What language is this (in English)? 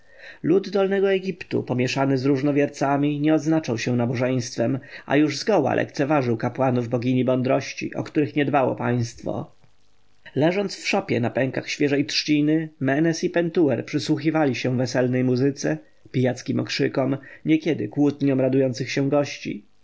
Polish